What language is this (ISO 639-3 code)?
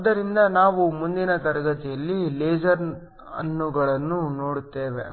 kan